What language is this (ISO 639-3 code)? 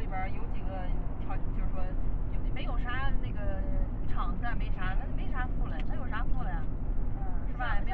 zho